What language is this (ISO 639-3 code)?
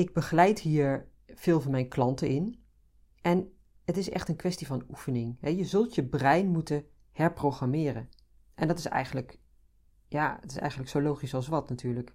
nld